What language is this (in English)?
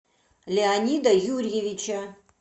Russian